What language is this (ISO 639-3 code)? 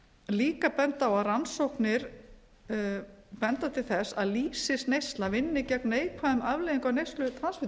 isl